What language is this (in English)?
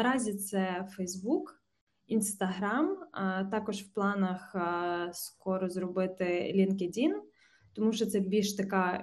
Ukrainian